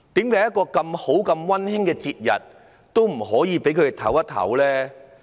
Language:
Cantonese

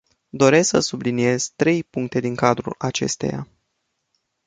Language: Romanian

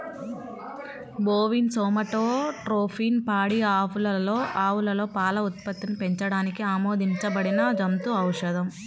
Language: Telugu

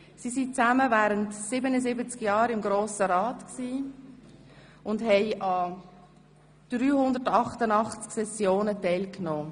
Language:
Swiss German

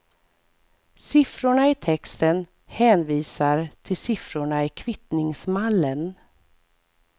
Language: Swedish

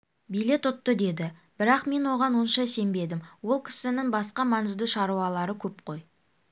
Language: Kazakh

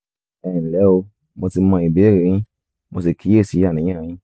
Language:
Yoruba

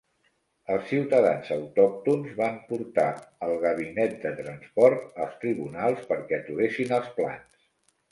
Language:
Catalan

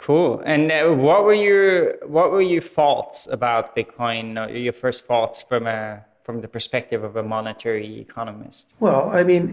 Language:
English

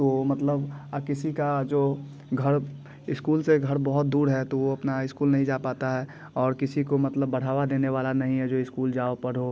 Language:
Hindi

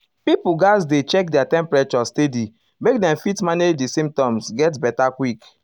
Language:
Nigerian Pidgin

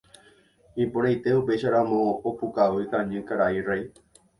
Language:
Guarani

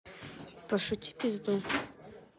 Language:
Russian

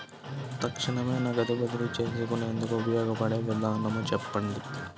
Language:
Telugu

